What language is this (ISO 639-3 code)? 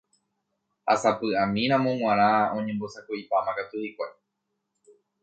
grn